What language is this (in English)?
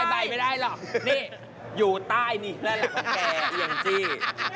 Thai